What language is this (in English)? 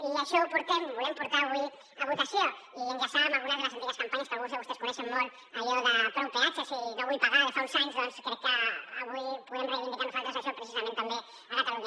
Catalan